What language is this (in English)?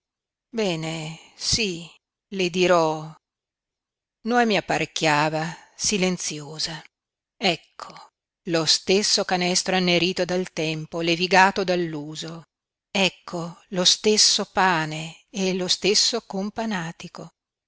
Italian